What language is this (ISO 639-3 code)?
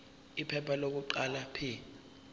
zul